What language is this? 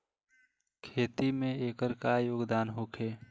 Bhojpuri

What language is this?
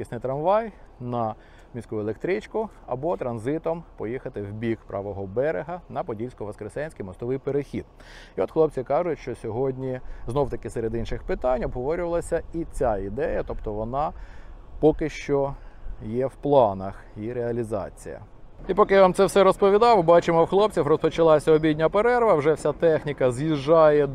Ukrainian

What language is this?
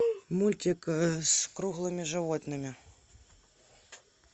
Russian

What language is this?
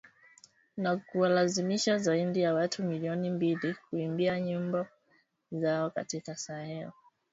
Swahili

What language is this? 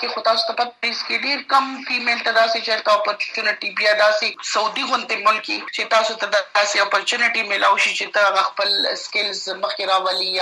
Urdu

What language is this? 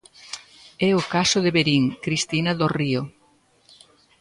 Galician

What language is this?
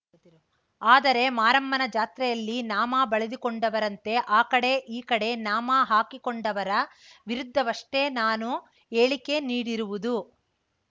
Kannada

